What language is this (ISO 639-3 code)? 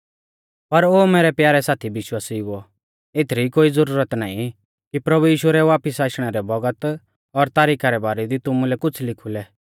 bfz